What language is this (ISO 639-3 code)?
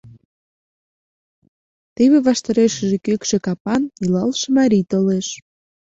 chm